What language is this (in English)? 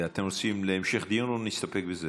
Hebrew